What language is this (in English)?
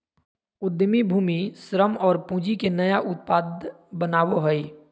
Magahi